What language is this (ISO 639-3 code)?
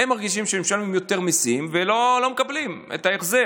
heb